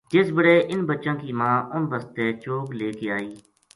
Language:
Gujari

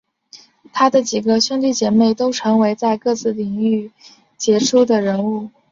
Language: Chinese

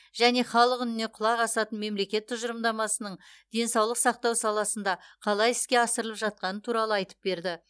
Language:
Kazakh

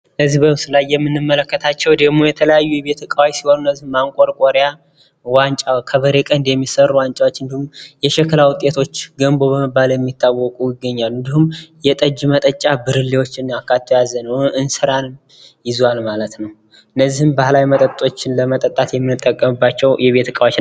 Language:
Amharic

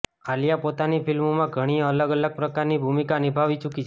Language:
Gujarati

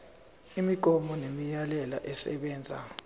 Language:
Zulu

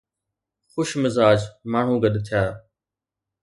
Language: Sindhi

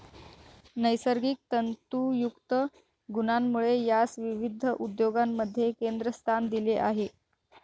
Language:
Marathi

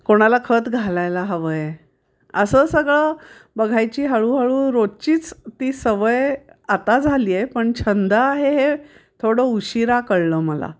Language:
Marathi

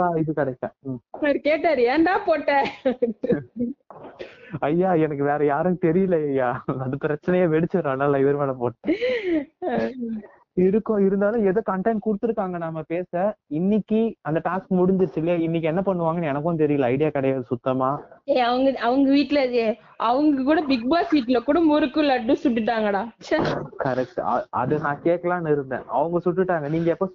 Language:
Tamil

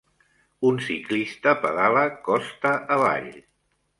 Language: Catalan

